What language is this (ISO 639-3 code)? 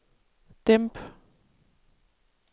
dan